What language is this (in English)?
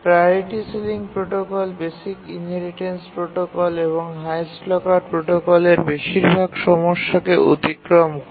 Bangla